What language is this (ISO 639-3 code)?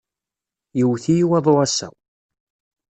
kab